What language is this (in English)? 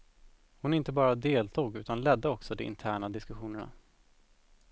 Swedish